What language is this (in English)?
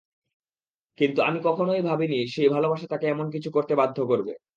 Bangla